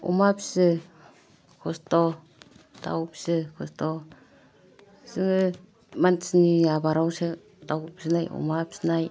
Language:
Bodo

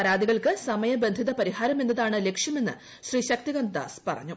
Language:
Malayalam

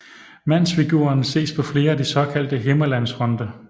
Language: Danish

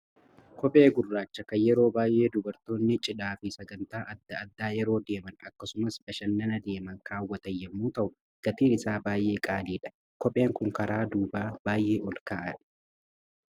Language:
Oromo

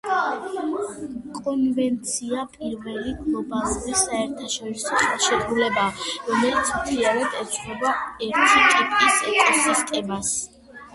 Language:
Georgian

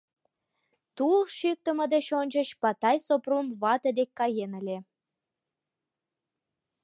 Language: Mari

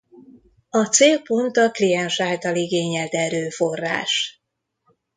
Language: Hungarian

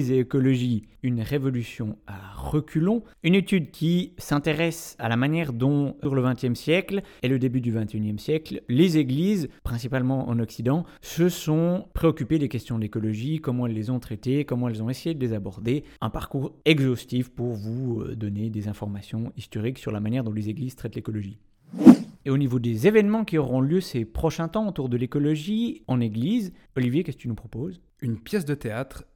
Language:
French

